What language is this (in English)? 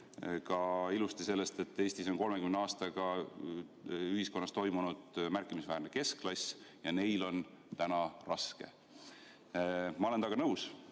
Estonian